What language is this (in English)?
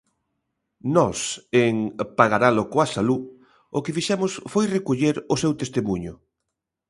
Galician